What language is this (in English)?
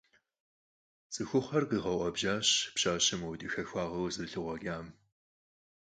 Kabardian